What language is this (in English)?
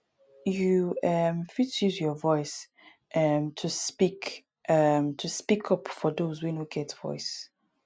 Nigerian Pidgin